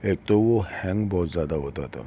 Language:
Urdu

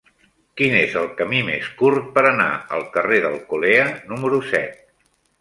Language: Catalan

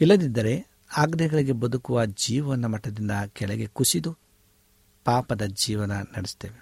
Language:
Kannada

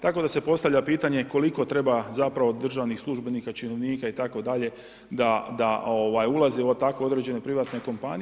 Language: Croatian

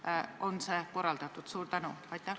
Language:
Estonian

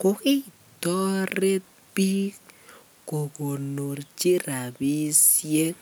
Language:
Kalenjin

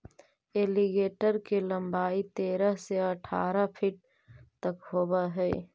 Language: Magahi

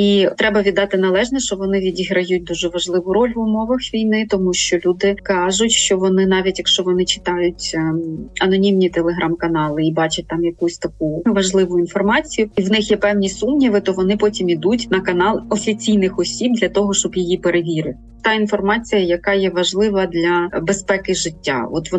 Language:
Ukrainian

